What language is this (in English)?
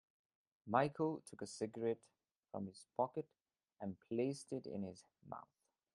English